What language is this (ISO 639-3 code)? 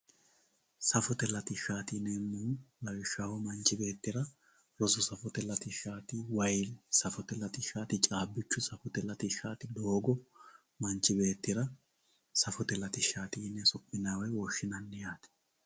sid